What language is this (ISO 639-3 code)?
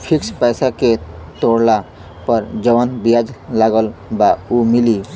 bho